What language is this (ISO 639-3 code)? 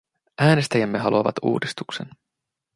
fin